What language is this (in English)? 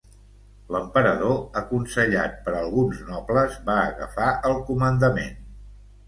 Catalan